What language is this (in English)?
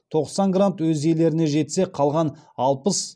Kazakh